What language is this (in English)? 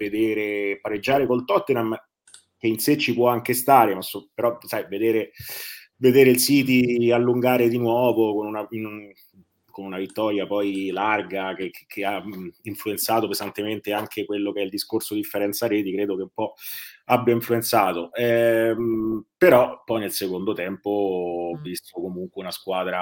Italian